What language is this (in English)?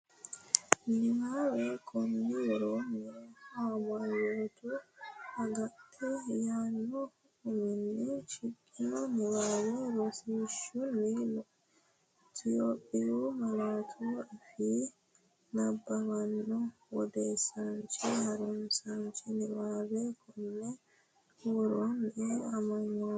Sidamo